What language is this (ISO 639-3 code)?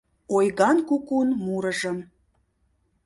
chm